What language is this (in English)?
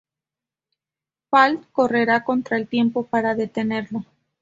Spanish